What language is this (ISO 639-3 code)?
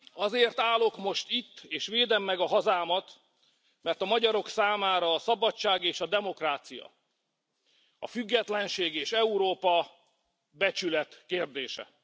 hun